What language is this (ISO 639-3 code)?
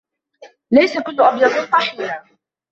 ara